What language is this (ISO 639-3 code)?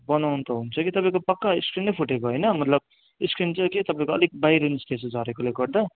nep